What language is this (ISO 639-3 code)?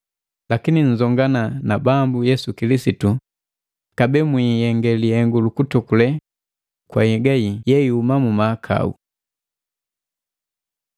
mgv